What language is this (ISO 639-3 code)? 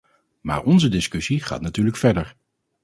nld